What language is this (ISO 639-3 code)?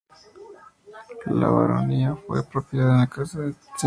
spa